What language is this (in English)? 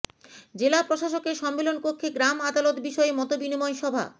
Bangla